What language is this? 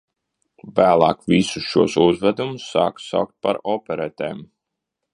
Latvian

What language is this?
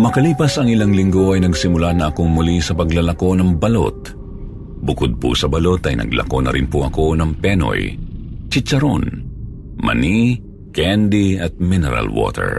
Filipino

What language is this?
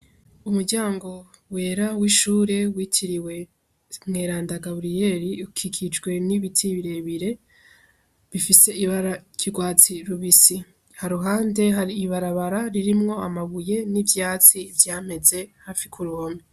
Rundi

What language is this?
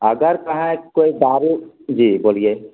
Maithili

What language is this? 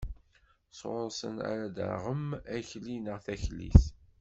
Kabyle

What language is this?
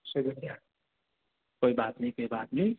Urdu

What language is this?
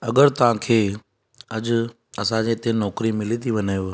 Sindhi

